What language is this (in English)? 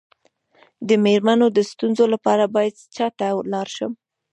Pashto